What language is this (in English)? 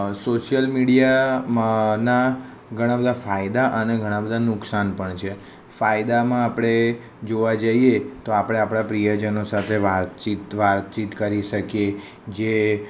Gujarati